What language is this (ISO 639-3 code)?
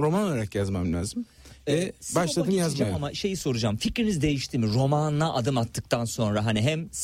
tur